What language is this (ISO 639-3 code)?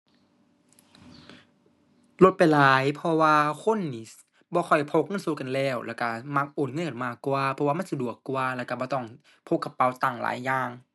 tha